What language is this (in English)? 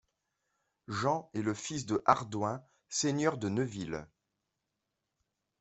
French